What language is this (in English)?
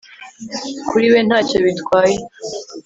Kinyarwanda